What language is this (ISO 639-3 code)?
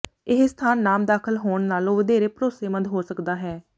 pan